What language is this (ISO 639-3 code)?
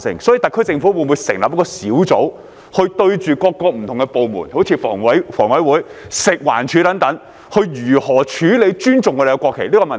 yue